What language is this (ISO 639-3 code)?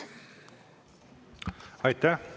est